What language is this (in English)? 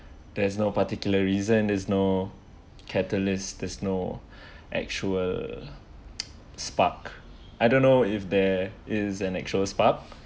English